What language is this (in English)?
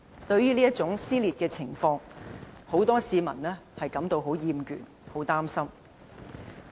Cantonese